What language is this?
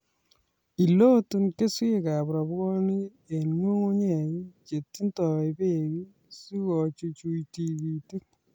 Kalenjin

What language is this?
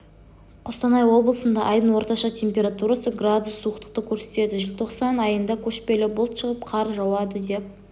Kazakh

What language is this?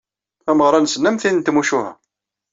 Kabyle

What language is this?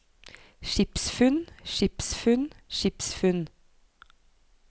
Norwegian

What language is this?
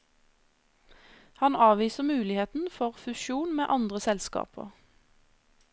Norwegian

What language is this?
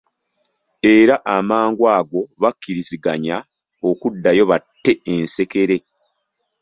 Ganda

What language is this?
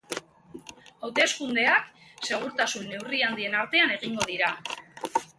Basque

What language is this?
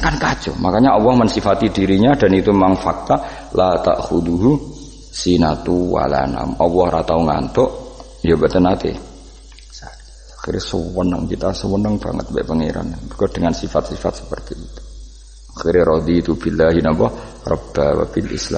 Indonesian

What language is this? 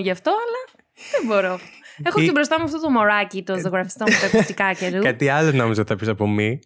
Greek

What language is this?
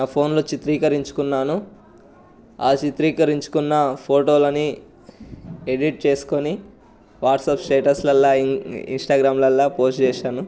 Telugu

